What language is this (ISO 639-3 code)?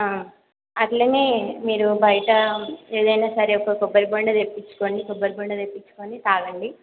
tel